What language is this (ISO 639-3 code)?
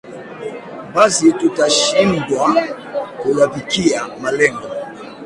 swa